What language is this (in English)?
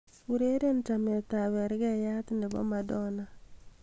Kalenjin